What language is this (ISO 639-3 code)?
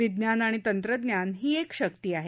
mar